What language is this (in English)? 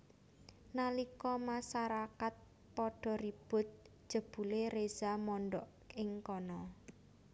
Javanese